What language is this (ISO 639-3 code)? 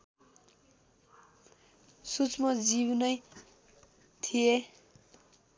nep